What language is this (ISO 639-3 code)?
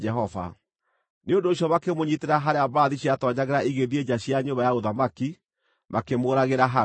kik